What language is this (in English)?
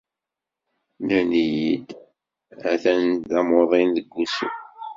Kabyle